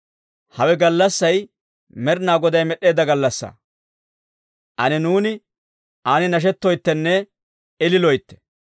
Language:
Dawro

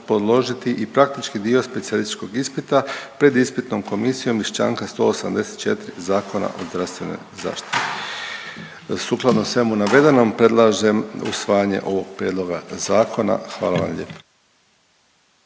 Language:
Croatian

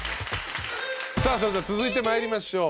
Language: Japanese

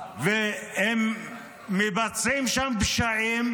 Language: Hebrew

